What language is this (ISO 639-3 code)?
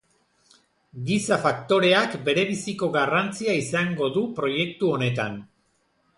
eus